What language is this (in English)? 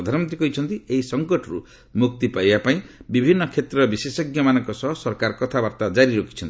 Odia